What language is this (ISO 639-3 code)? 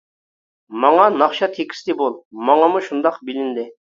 uig